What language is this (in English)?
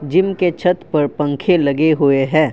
Hindi